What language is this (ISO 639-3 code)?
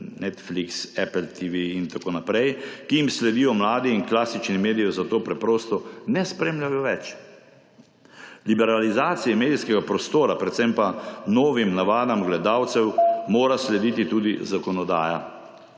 slv